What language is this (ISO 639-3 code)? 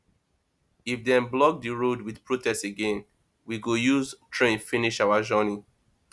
pcm